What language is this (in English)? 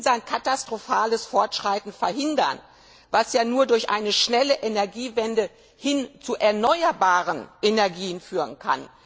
German